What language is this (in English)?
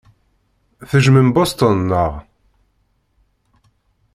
Kabyle